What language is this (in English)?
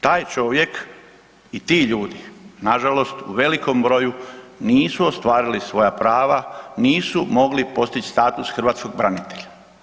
Croatian